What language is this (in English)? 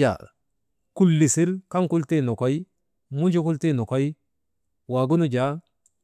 Maba